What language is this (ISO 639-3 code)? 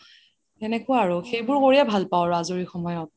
asm